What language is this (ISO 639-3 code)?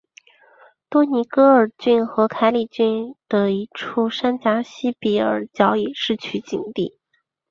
zho